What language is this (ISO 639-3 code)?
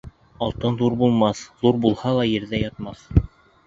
bak